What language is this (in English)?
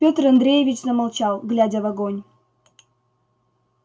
Russian